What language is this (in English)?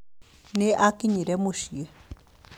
Kikuyu